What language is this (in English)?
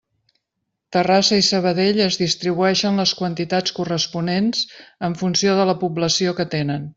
Catalan